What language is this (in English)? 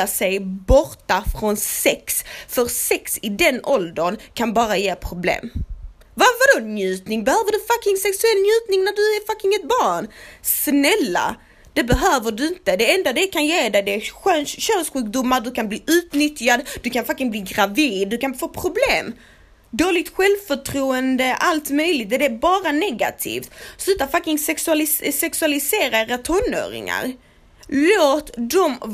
Swedish